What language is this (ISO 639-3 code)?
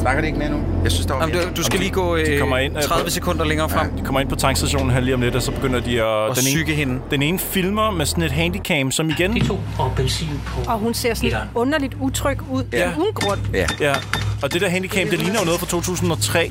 dan